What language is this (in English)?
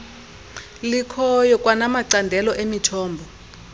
Xhosa